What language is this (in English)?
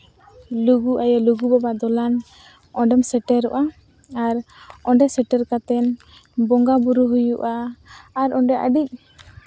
Santali